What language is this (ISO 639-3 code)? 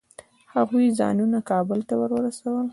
pus